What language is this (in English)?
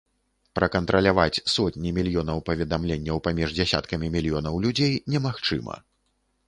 Belarusian